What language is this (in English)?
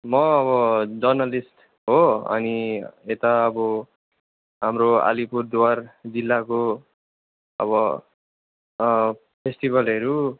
Nepali